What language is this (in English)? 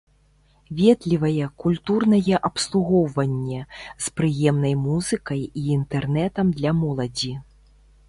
Belarusian